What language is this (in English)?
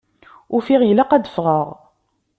Kabyle